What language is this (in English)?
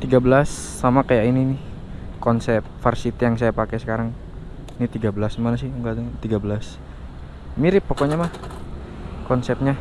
Indonesian